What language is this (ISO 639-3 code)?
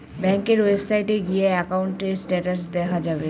ben